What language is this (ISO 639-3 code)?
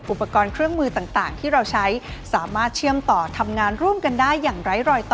tha